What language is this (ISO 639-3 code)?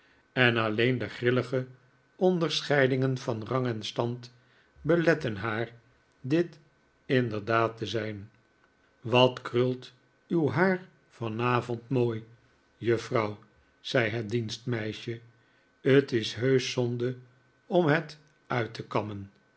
nld